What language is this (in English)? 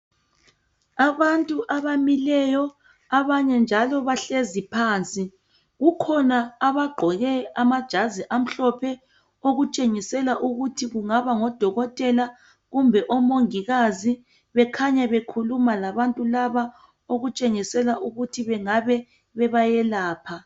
North Ndebele